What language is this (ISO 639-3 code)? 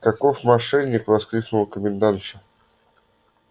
rus